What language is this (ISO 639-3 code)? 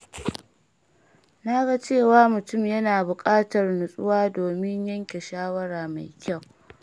hau